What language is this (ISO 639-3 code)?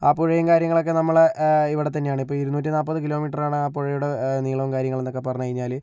mal